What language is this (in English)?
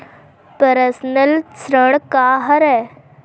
Chhattisgarhi